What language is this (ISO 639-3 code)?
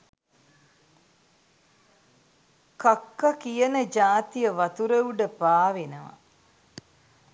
sin